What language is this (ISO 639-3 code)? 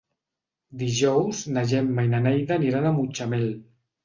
cat